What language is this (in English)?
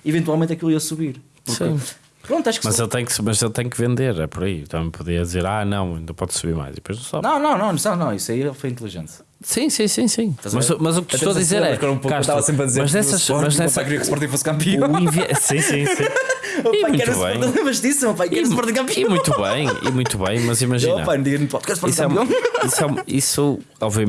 Portuguese